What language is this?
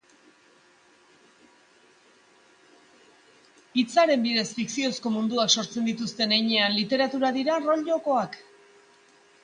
Basque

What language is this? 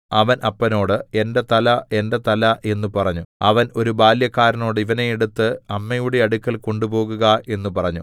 Malayalam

